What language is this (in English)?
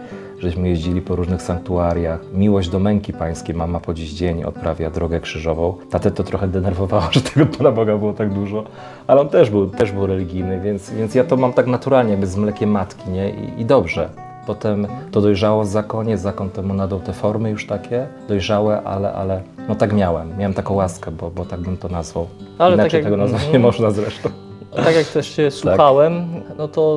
Polish